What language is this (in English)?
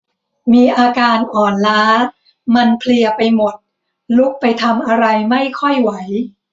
Thai